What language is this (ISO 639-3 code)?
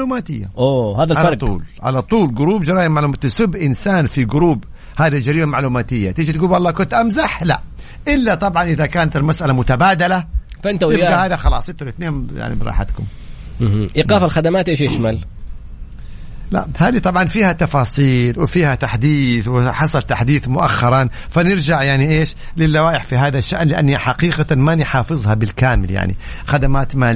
ara